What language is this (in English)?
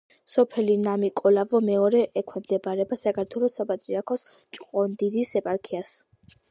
Georgian